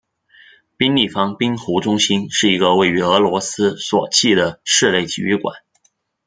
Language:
Chinese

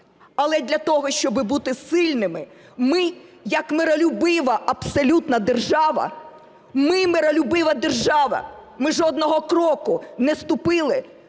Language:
Ukrainian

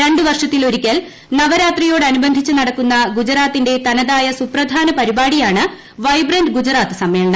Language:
Malayalam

